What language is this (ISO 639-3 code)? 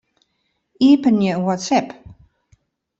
fry